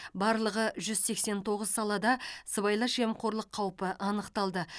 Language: Kazakh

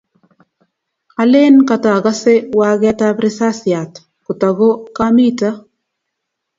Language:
Kalenjin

